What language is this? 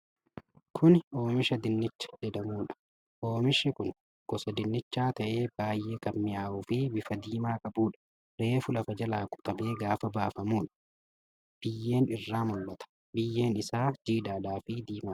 Oromo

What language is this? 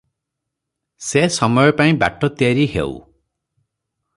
Odia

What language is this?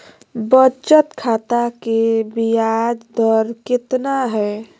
Magahi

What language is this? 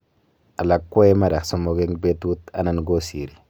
Kalenjin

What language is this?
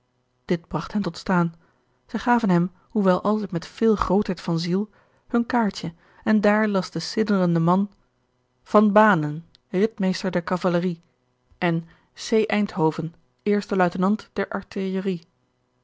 Dutch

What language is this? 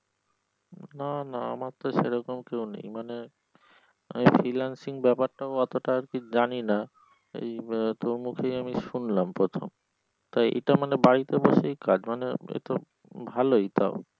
Bangla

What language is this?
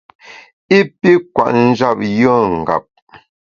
Bamun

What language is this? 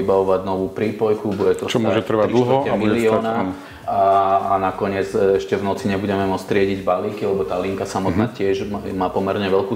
Slovak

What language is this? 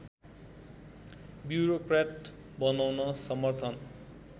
Nepali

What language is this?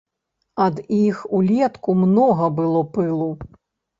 Belarusian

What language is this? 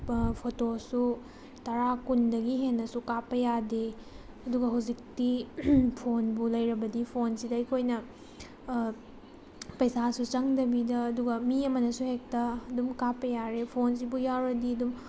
Manipuri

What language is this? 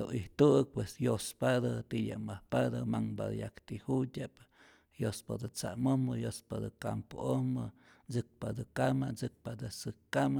Rayón Zoque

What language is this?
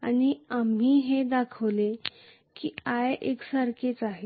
Marathi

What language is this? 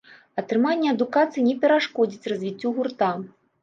Belarusian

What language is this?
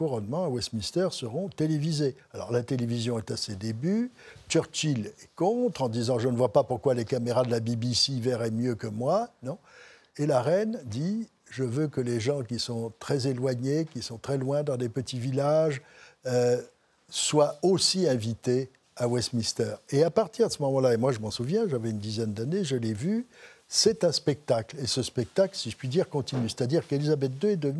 French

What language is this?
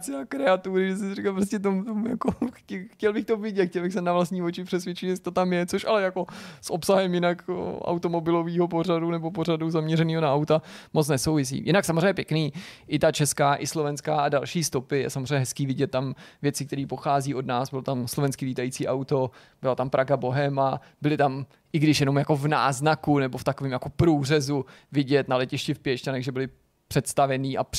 Czech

